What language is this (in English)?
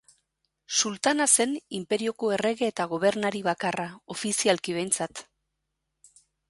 Basque